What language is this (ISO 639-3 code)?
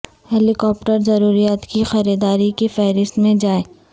urd